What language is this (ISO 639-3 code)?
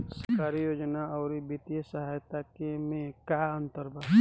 bho